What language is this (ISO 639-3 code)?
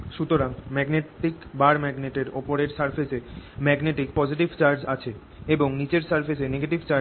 ben